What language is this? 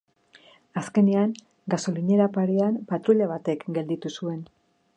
Basque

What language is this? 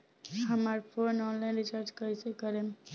Bhojpuri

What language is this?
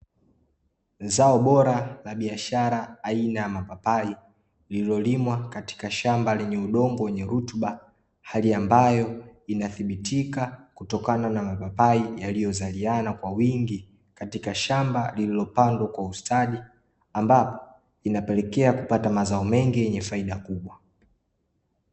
Swahili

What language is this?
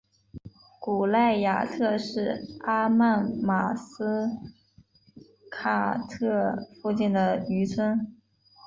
Chinese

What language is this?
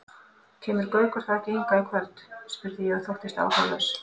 Icelandic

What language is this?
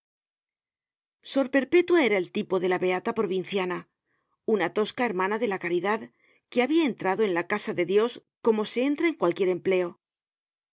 Spanish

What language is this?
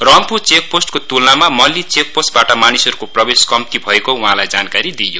Nepali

